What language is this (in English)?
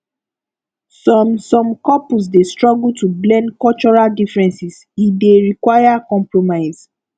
Nigerian Pidgin